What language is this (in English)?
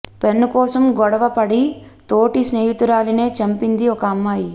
Telugu